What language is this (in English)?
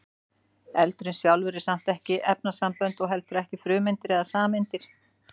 Icelandic